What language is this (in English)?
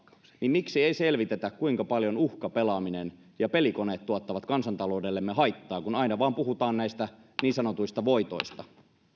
Finnish